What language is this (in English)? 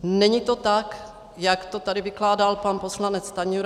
Czech